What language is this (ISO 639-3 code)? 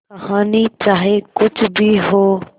hin